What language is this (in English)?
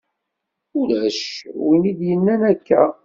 Kabyle